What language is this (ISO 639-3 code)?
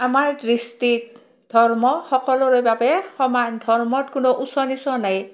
asm